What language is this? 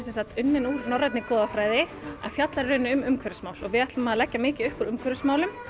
Icelandic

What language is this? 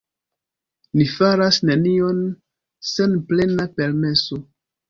Esperanto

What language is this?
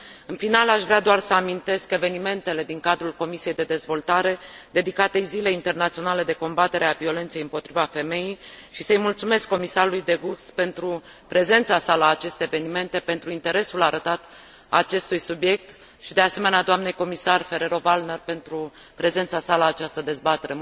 Romanian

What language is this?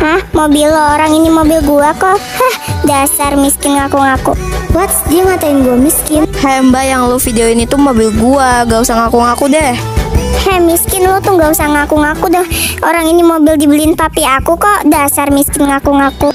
Indonesian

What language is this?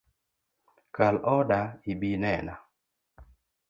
Luo (Kenya and Tanzania)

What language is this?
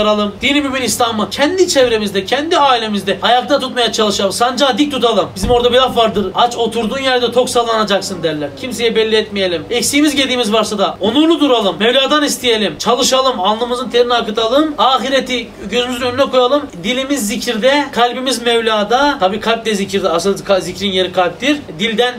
Turkish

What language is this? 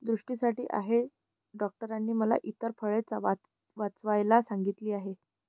Marathi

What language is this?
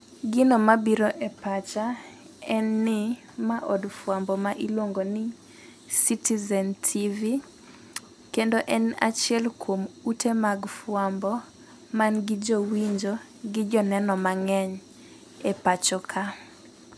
Luo (Kenya and Tanzania)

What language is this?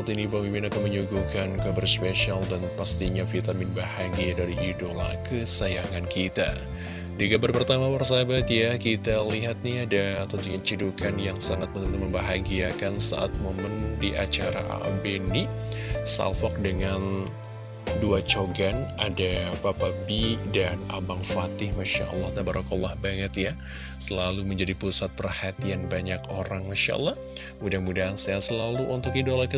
Indonesian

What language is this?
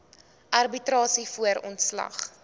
Afrikaans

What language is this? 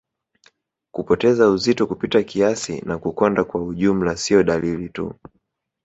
Swahili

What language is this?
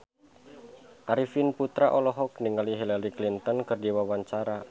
Sundanese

